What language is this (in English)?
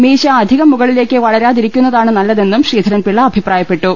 Malayalam